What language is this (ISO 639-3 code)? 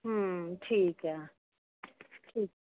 pan